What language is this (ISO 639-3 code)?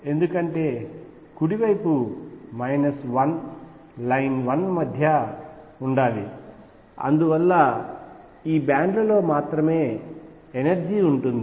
tel